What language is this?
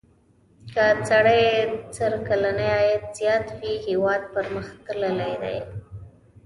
Pashto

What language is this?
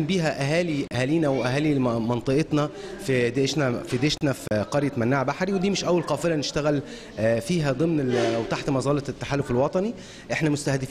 Arabic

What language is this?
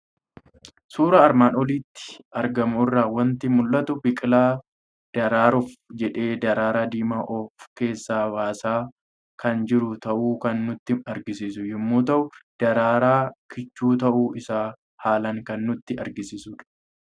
Oromo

